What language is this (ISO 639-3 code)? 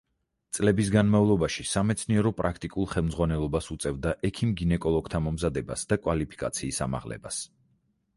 kat